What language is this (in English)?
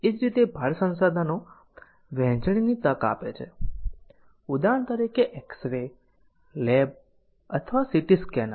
Gujarati